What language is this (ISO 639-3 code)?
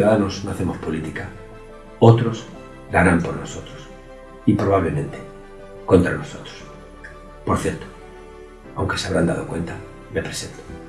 spa